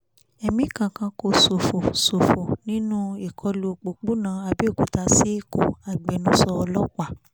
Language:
Yoruba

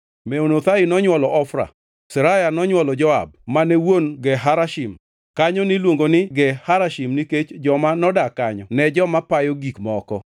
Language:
Luo (Kenya and Tanzania)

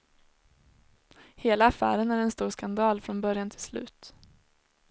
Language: Swedish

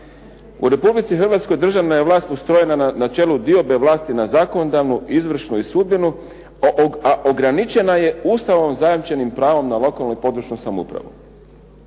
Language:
Croatian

